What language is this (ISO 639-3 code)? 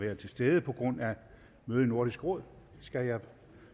dan